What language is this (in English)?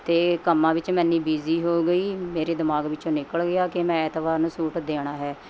Punjabi